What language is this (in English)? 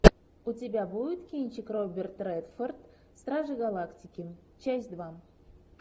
Russian